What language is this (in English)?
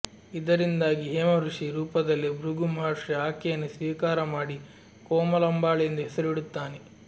Kannada